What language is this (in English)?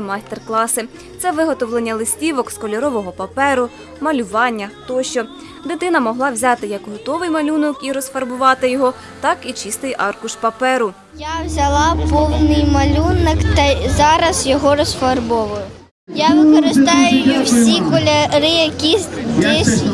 Ukrainian